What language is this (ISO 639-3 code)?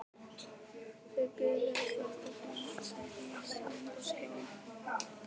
isl